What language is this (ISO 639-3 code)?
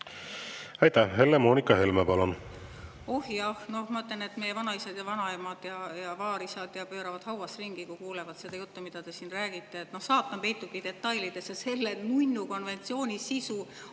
est